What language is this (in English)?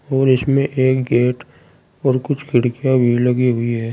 Hindi